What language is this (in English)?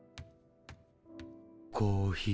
Japanese